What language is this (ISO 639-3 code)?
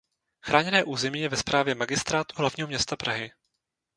ces